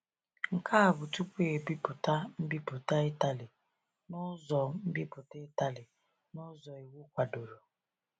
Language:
Igbo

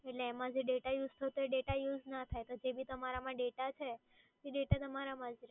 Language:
Gujarati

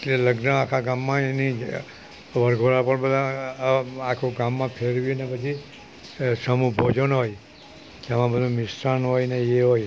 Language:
Gujarati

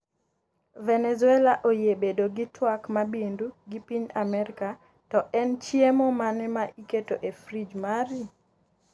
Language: Luo (Kenya and Tanzania)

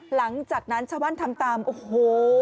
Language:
Thai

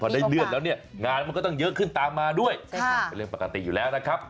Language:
Thai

